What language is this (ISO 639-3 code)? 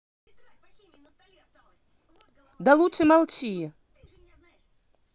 rus